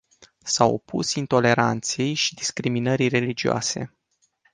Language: Romanian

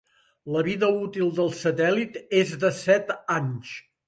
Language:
Catalan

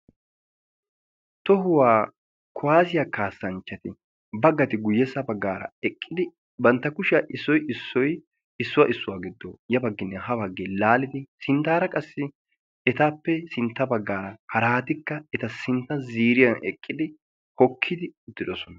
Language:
Wolaytta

